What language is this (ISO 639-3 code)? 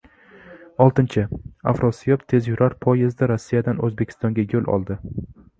uzb